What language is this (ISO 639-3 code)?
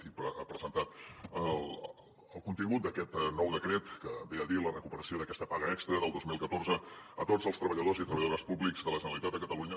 cat